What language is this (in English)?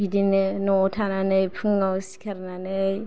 Bodo